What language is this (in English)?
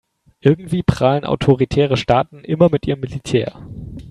German